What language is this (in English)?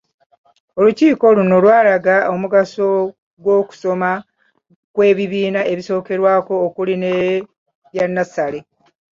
Ganda